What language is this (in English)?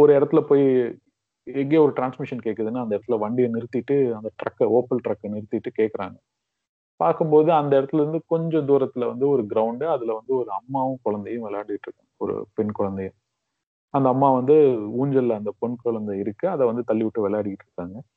Tamil